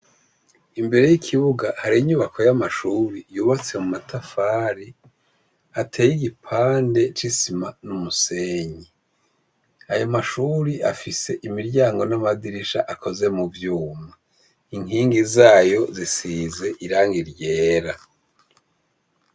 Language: Rundi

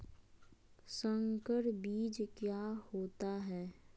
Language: Magahi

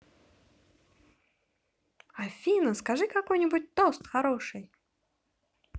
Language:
Russian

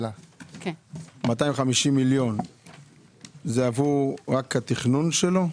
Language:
Hebrew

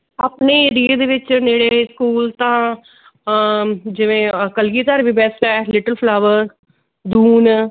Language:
Punjabi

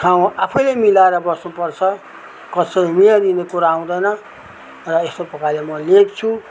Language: Nepali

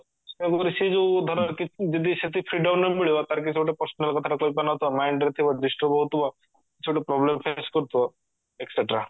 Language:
Odia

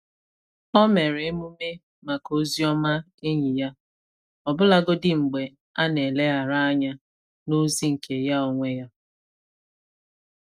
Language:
Igbo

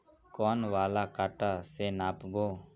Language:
Magahi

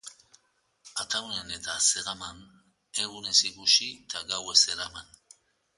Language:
Basque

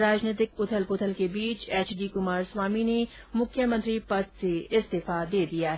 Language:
Hindi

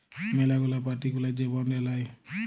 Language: Bangla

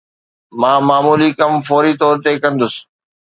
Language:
Sindhi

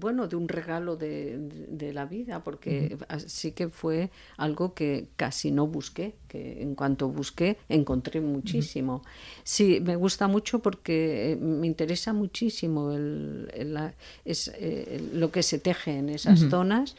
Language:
Spanish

